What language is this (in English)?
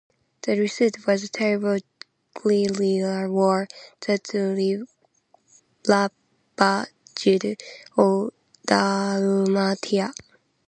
English